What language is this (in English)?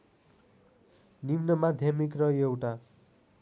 Nepali